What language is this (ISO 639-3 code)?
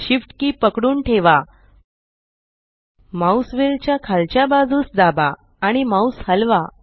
mar